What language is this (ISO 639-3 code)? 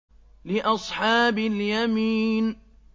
ara